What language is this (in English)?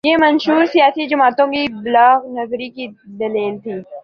Urdu